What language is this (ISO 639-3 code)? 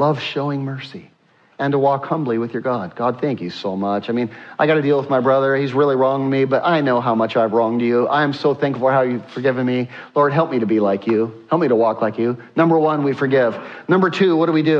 eng